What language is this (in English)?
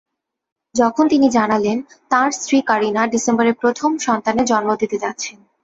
Bangla